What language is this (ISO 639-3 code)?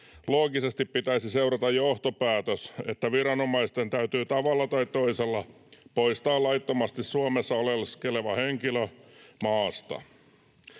fin